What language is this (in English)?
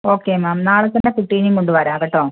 Malayalam